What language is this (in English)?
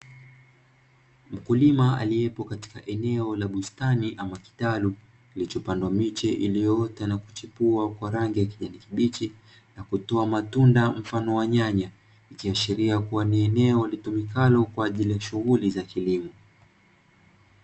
Swahili